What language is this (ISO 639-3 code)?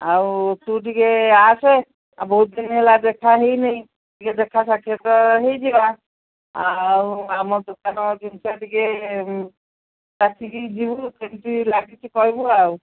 ori